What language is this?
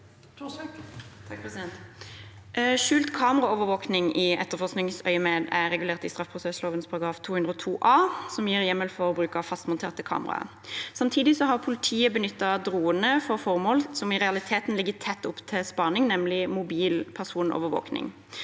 Norwegian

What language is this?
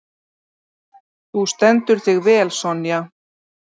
Icelandic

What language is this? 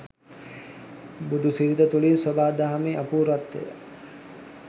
Sinhala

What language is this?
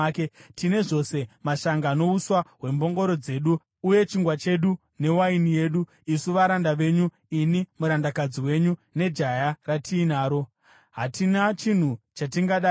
Shona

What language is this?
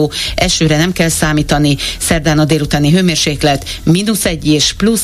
Hungarian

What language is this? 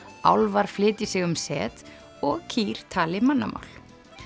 Icelandic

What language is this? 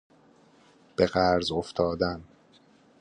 Persian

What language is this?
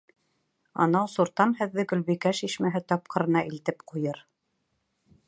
Bashkir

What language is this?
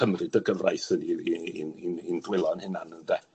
Welsh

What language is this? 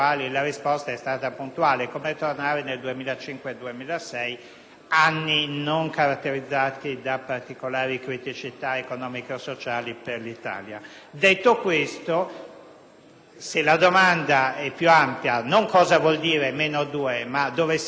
Italian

